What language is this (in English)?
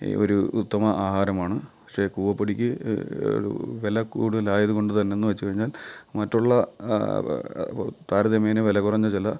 Malayalam